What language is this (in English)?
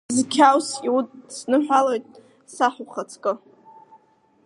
Abkhazian